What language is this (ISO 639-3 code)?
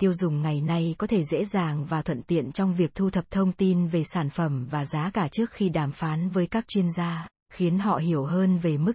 vie